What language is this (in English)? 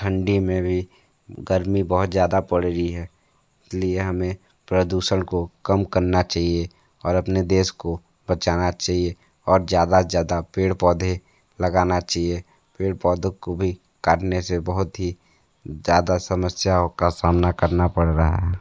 Hindi